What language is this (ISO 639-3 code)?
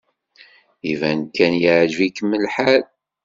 kab